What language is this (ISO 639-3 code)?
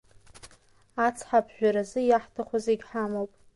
abk